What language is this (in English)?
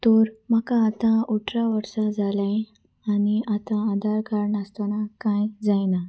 Konkani